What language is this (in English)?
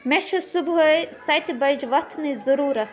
Kashmiri